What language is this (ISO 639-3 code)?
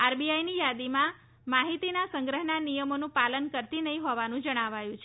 guj